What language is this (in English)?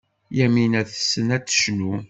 Kabyle